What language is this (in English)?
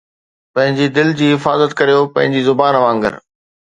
Sindhi